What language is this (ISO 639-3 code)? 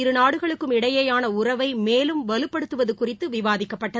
tam